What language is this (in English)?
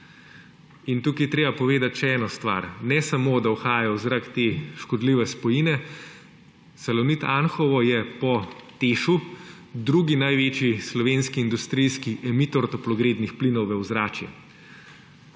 Slovenian